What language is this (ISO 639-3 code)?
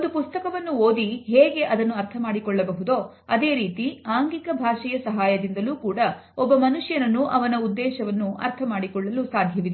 kan